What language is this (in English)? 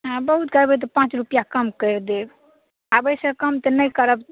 Maithili